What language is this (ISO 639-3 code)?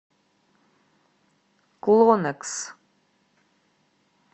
rus